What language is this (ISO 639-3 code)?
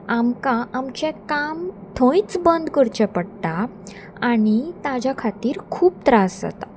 kok